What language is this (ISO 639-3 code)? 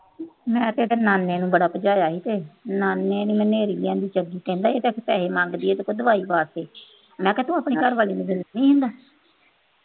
pan